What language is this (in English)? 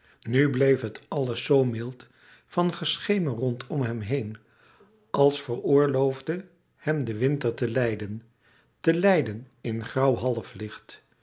Dutch